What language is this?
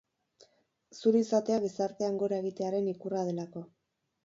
Basque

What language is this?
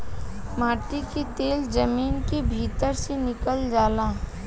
Bhojpuri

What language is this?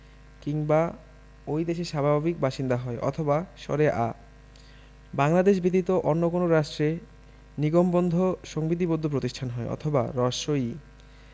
Bangla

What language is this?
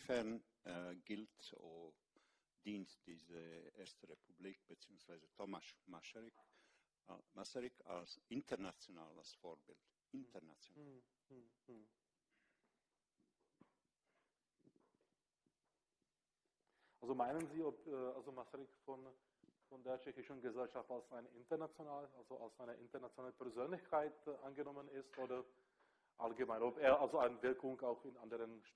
German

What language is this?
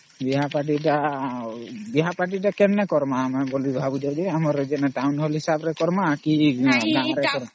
Odia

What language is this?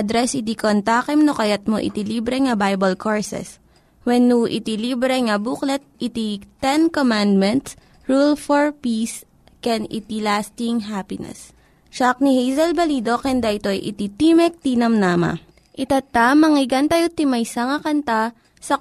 Filipino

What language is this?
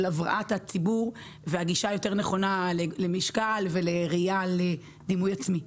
Hebrew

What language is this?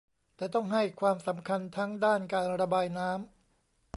Thai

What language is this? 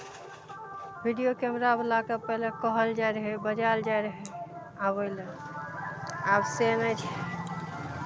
Maithili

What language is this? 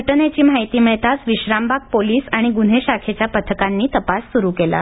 Marathi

